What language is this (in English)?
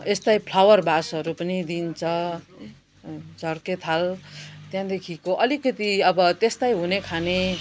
Nepali